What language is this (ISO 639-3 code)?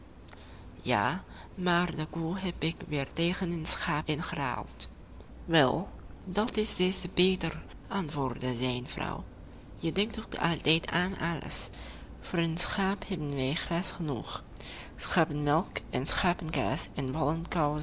nld